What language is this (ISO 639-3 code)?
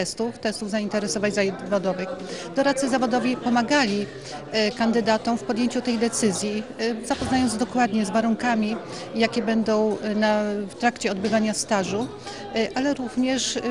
pol